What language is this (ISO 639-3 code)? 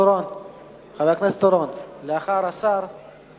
heb